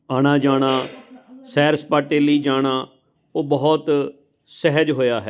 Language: Punjabi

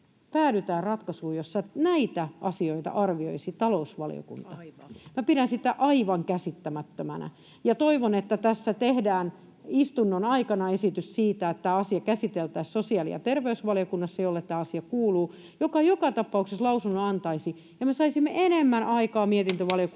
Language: Finnish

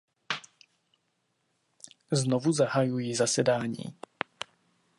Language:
Czech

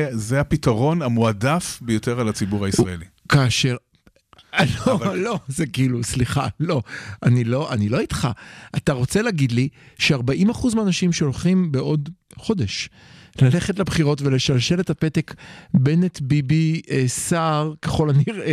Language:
Hebrew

